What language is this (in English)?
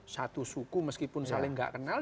Indonesian